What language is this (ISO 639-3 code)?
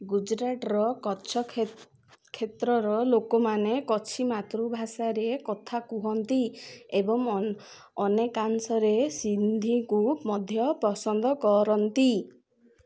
ori